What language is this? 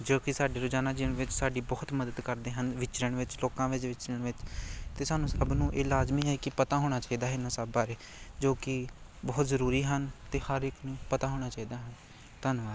Punjabi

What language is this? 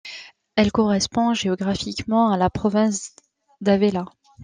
French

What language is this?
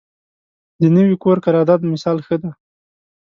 Pashto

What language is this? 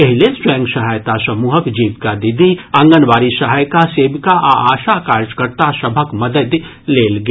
Maithili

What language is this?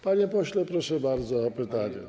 Polish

